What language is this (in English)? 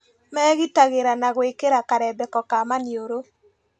Kikuyu